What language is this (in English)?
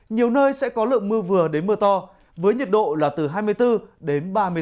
Vietnamese